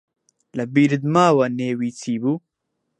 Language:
Central Kurdish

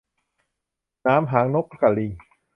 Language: Thai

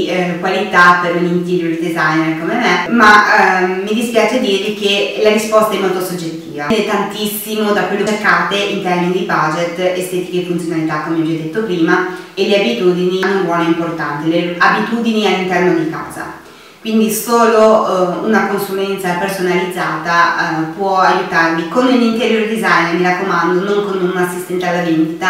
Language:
Italian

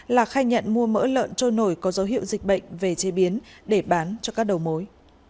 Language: Vietnamese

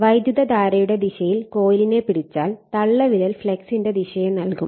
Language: Malayalam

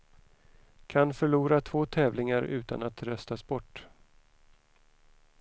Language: Swedish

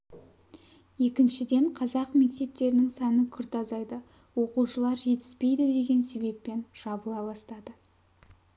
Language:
Kazakh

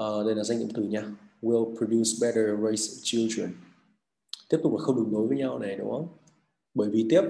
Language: Vietnamese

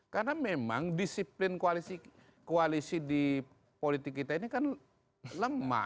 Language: Indonesian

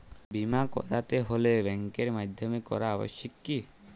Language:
Bangla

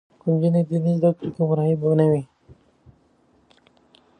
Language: Pashto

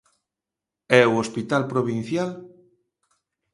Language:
Galician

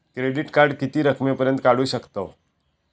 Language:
Marathi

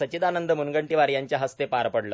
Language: Marathi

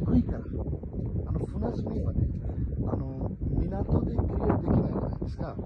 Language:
Japanese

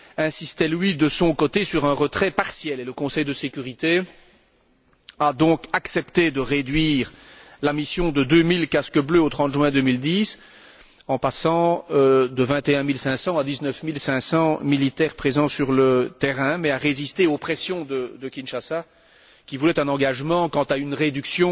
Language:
French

